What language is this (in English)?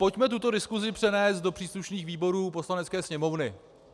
Czech